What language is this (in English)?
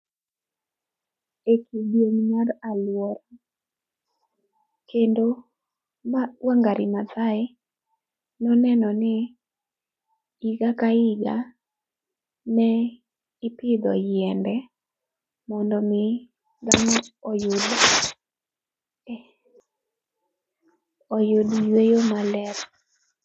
Luo (Kenya and Tanzania)